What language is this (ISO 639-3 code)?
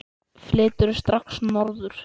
isl